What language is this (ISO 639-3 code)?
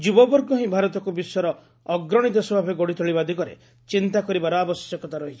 ori